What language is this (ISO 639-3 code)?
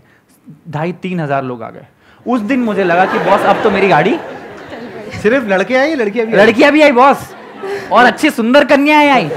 hin